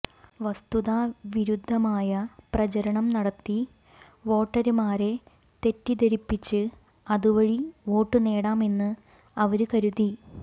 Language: Malayalam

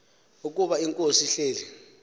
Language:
Xhosa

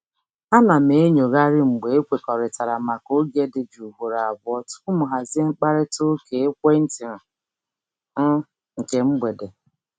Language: Igbo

